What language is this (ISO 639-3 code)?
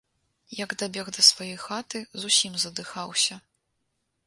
bel